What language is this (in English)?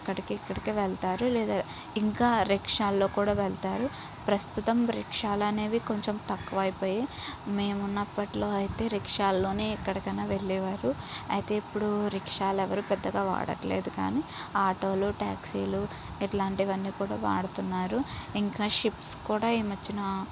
Telugu